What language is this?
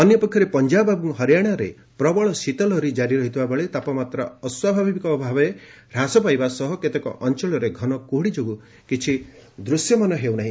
Odia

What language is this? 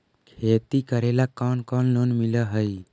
Magahi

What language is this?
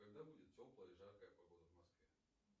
Russian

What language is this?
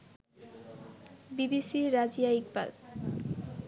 Bangla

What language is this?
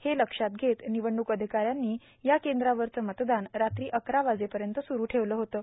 Marathi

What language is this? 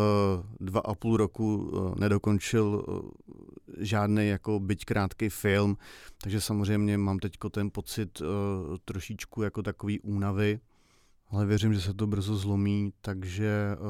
Czech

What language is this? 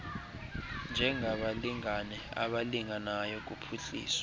Xhosa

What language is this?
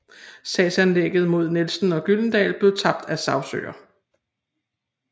Danish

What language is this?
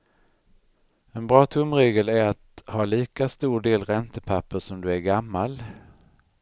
Swedish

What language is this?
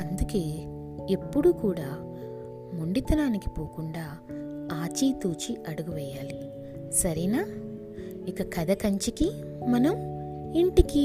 Telugu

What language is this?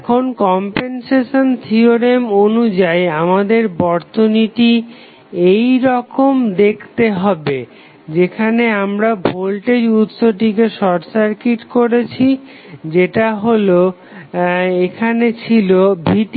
Bangla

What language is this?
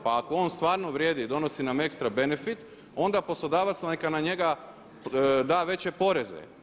Croatian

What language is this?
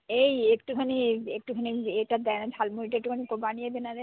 Bangla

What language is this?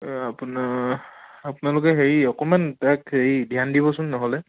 Assamese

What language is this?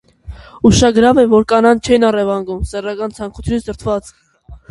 Armenian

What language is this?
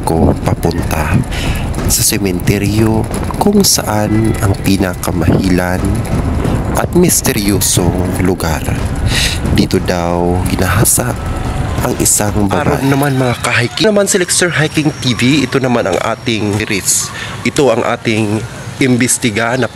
Filipino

